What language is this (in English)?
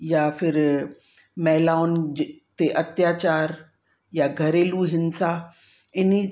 Sindhi